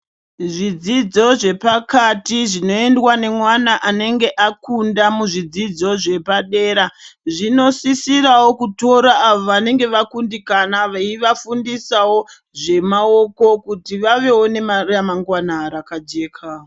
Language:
Ndau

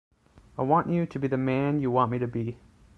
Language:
English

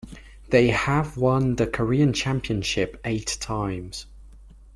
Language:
English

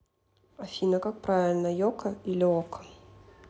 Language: Russian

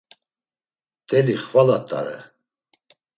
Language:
Laz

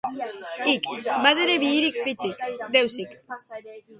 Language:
Basque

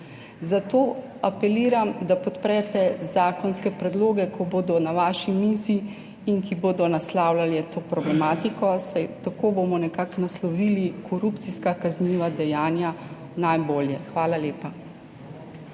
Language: Slovenian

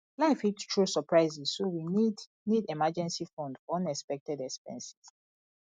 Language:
Nigerian Pidgin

